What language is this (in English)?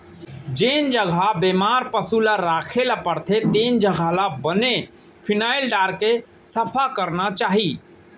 Chhattisgarhi